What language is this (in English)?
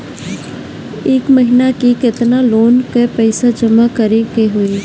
Bhojpuri